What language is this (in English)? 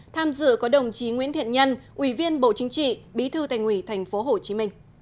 Vietnamese